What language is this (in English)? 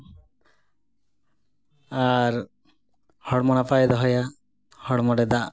Santali